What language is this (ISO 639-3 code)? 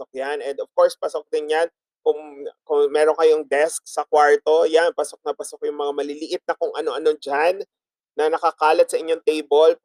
fil